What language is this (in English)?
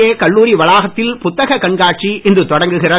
Tamil